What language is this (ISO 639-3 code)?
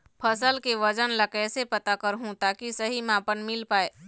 hne